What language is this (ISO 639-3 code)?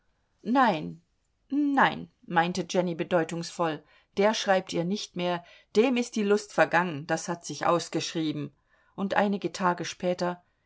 deu